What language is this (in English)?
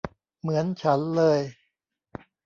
Thai